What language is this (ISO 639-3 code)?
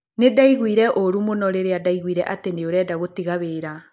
kik